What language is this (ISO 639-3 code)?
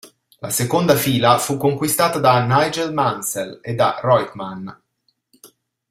ita